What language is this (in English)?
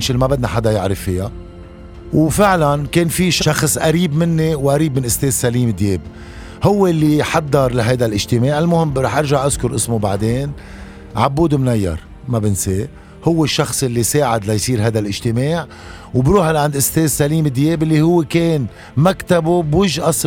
Arabic